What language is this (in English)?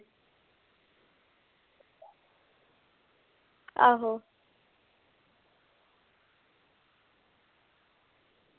Dogri